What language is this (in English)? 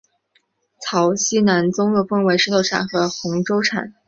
Chinese